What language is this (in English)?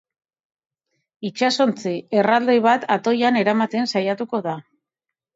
Basque